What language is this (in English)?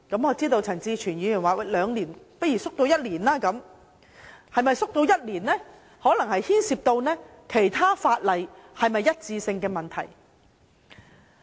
Cantonese